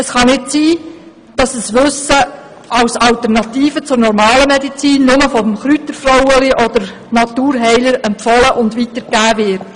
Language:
Swiss German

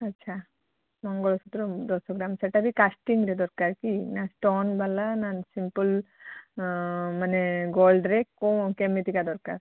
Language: Odia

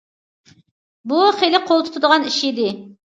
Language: Uyghur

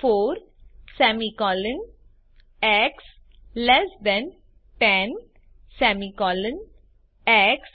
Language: Gujarati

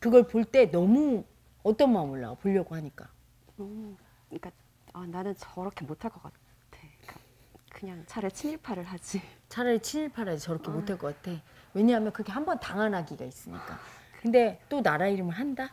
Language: Korean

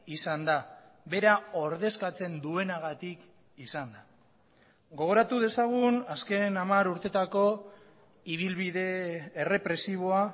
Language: Basque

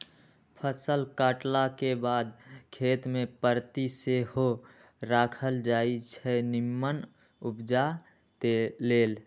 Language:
Magahi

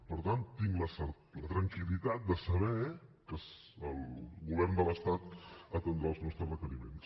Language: Catalan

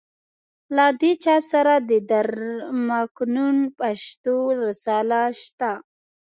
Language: Pashto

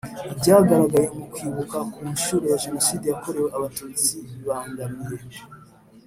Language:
Kinyarwanda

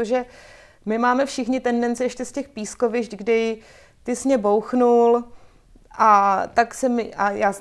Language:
Czech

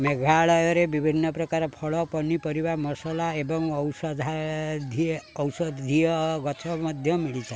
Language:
Odia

